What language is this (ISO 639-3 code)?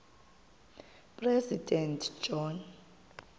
xho